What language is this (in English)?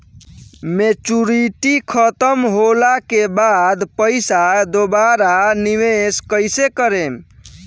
Bhojpuri